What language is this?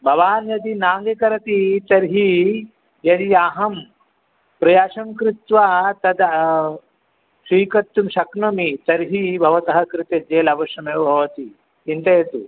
Sanskrit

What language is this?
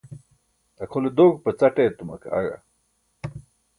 Burushaski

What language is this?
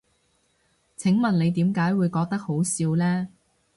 Cantonese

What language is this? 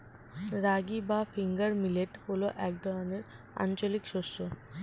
Bangla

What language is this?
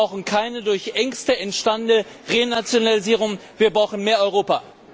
German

